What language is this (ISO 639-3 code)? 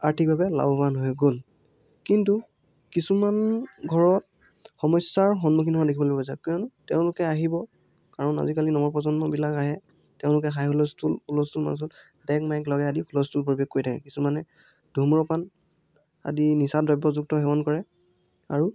asm